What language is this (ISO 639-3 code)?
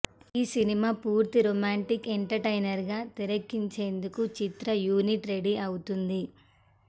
tel